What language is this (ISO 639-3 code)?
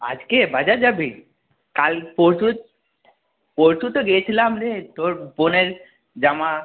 ben